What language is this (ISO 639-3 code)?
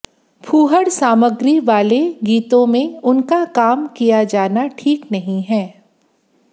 hin